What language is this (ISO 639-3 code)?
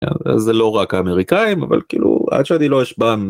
heb